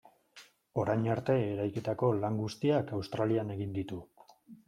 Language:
Basque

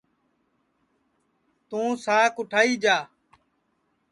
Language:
Sansi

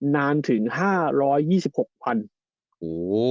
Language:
Thai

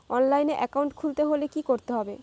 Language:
Bangla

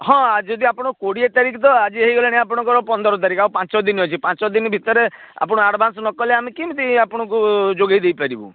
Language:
Odia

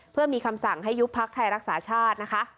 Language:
Thai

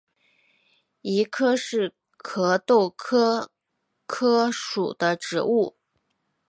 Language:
Chinese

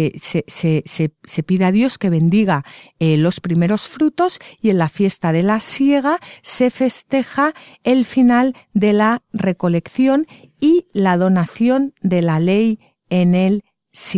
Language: Spanish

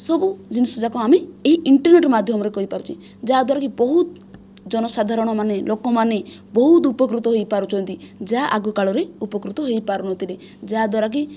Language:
Odia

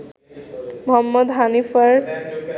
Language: Bangla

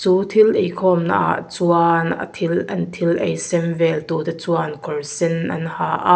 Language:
Mizo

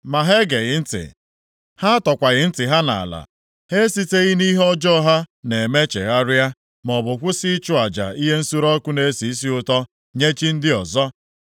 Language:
Igbo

